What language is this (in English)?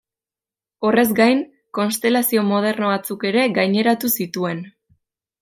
Basque